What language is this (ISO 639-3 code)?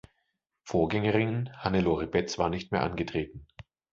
deu